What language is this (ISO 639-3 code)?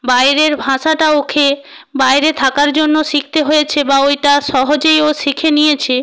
ben